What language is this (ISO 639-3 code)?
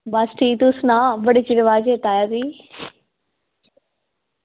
doi